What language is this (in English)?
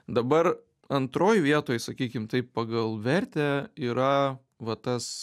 Lithuanian